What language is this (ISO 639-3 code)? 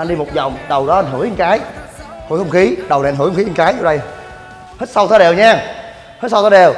vie